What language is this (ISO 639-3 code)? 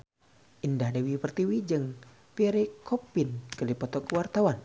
sun